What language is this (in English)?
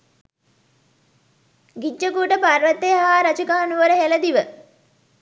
Sinhala